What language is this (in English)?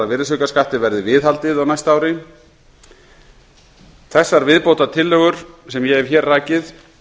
Icelandic